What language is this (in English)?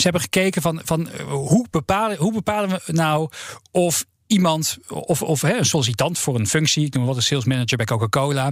Dutch